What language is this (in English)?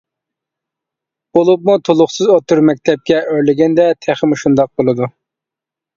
Uyghur